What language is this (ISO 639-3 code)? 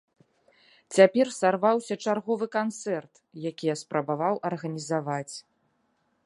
bel